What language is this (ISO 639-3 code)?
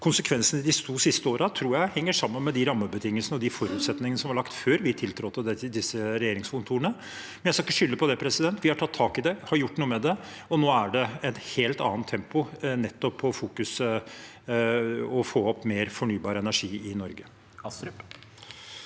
nor